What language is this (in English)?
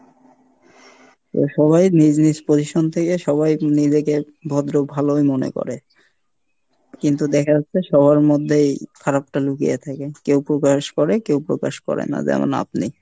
Bangla